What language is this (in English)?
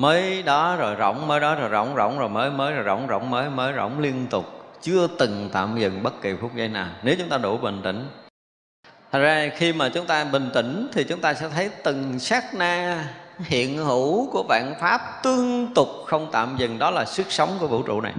Vietnamese